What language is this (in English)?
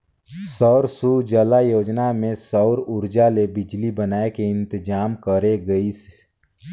Chhattisgarhi